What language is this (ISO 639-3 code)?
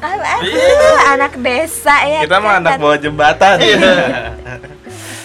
ind